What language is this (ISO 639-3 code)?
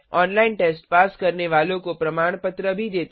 hin